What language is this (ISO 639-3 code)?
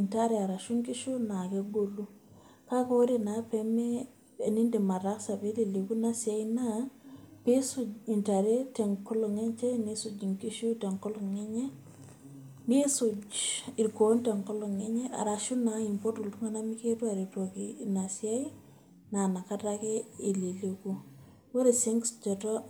mas